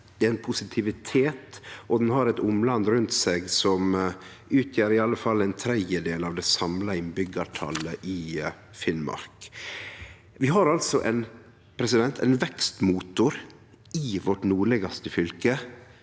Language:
Norwegian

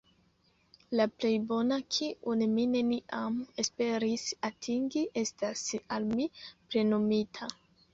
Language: Esperanto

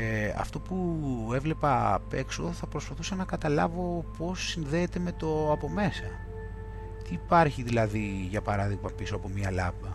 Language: Greek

